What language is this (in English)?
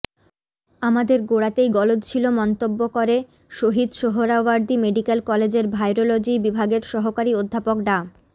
Bangla